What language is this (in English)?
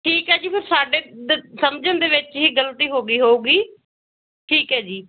Punjabi